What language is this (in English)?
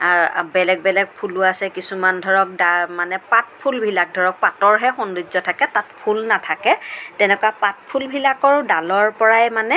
Assamese